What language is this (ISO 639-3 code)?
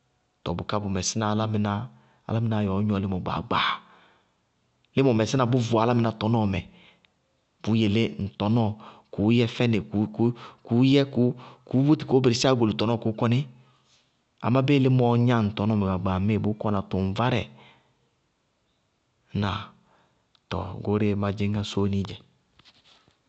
bqg